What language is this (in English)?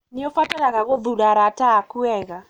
Kikuyu